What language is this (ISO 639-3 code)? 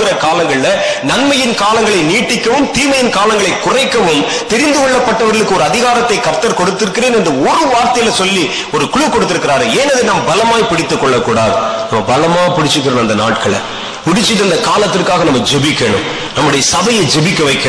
tam